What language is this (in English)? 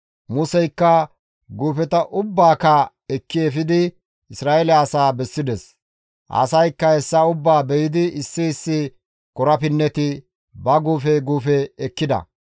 Gamo